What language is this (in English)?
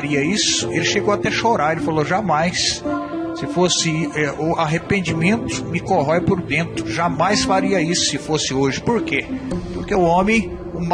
Portuguese